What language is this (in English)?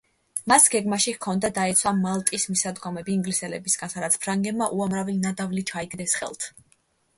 Georgian